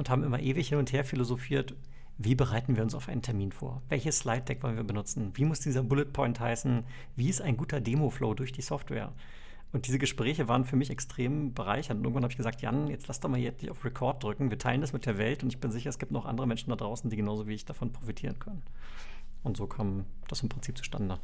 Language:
German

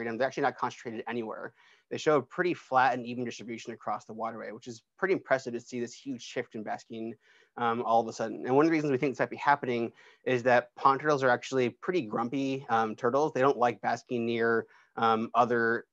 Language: English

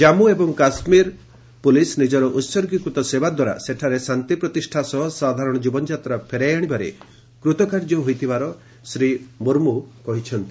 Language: Odia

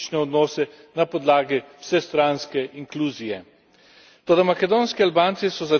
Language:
Slovenian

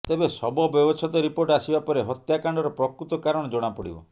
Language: Odia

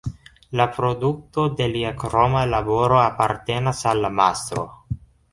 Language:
Esperanto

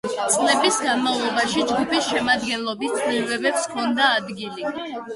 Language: Georgian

